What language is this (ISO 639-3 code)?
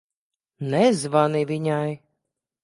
lav